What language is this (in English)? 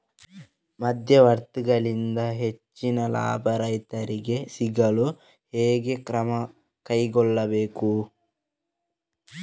Kannada